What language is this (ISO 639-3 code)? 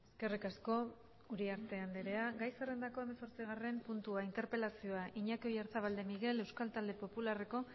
eus